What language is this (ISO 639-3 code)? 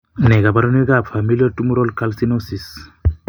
kln